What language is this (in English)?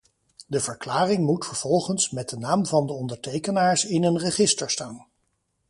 Dutch